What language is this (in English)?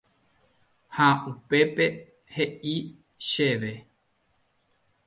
Guarani